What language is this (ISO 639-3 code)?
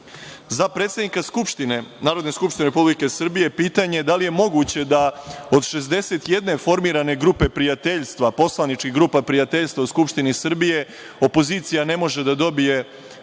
srp